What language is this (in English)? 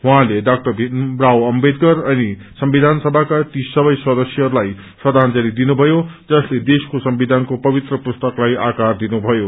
Nepali